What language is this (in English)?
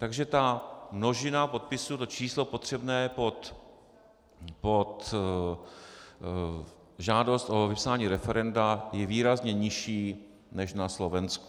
Czech